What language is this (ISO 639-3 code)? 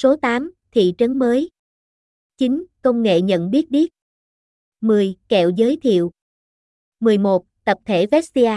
vie